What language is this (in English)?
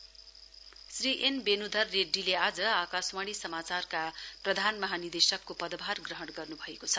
Nepali